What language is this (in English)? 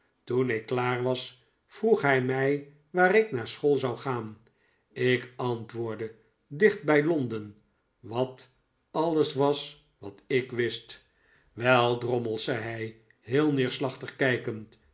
Dutch